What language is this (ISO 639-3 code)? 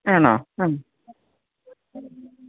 mal